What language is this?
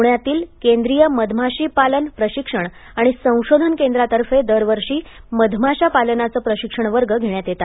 Marathi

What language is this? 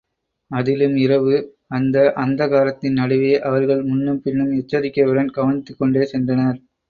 Tamil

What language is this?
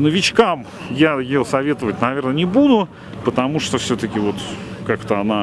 Russian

